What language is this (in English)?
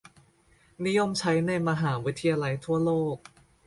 Thai